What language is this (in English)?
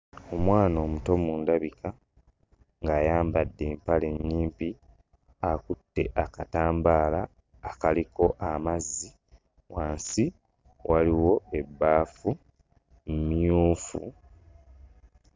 Ganda